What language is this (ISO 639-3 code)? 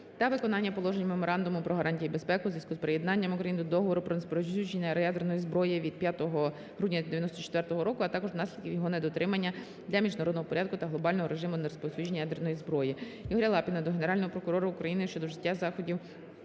ukr